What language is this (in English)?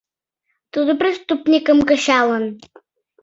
Mari